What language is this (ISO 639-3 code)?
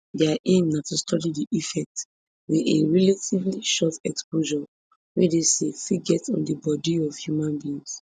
pcm